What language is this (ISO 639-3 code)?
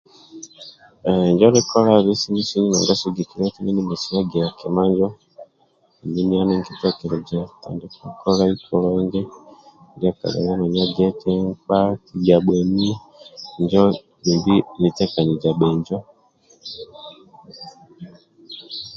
rwm